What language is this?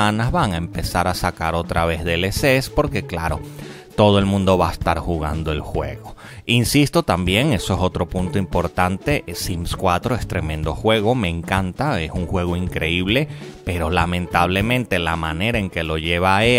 Spanish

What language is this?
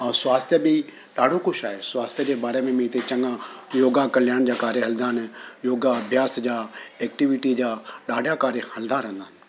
Sindhi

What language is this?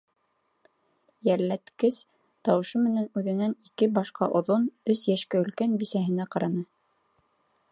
Bashkir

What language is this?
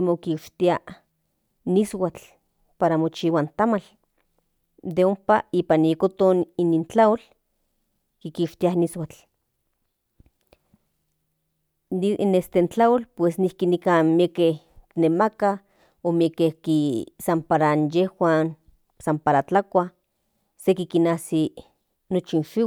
Central Nahuatl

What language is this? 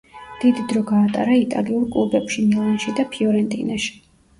Georgian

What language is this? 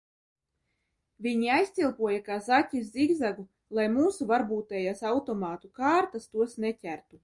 Latvian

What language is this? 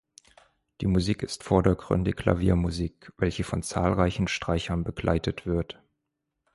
German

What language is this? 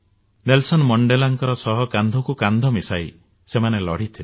Odia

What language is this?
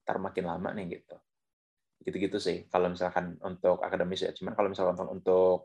Indonesian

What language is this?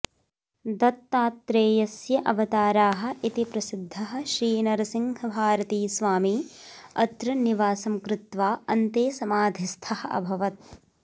Sanskrit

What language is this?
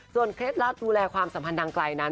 Thai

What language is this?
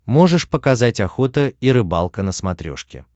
Russian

